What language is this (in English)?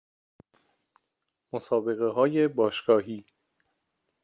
Persian